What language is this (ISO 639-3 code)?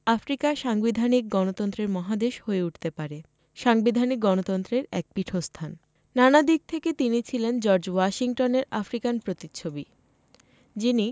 ben